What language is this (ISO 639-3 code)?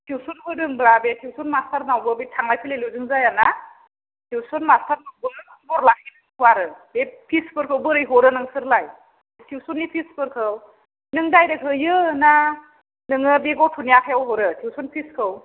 brx